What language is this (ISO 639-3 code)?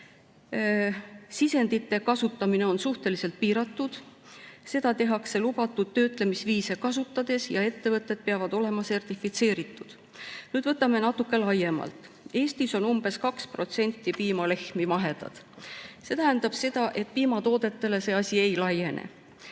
est